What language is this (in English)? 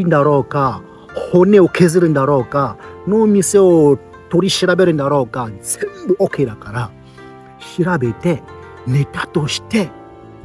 Japanese